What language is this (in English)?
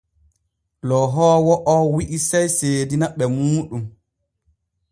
Borgu Fulfulde